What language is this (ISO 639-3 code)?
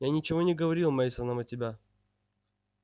rus